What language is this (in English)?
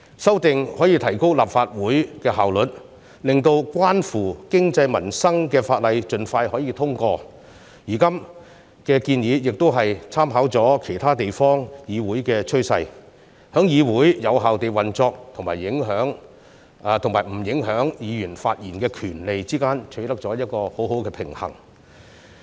Cantonese